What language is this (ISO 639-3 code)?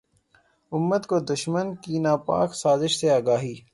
urd